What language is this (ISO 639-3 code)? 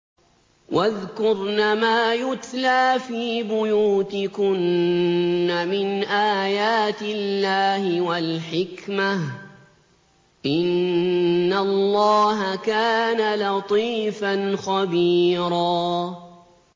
ara